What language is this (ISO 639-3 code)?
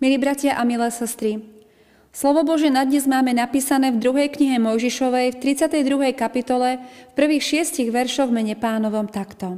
slk